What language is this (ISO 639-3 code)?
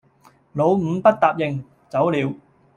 yue